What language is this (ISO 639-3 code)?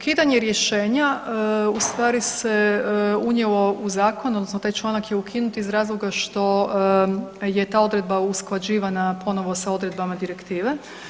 hrv